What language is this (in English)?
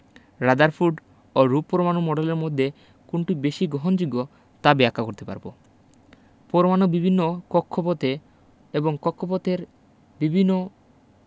Bangla